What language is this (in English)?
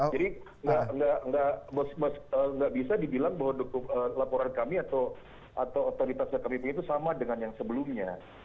Indonesian